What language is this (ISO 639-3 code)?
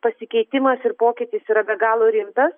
lit